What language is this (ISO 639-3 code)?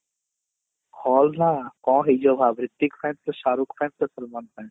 ori